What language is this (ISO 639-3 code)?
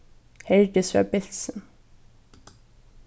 fao